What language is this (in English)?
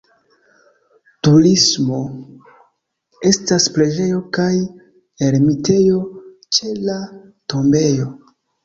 Esperanto